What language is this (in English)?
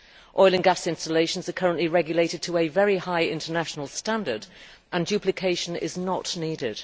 English